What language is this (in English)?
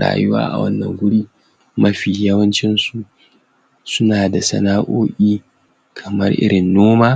Hausa